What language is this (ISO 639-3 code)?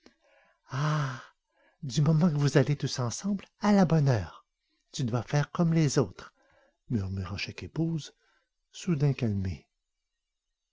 fra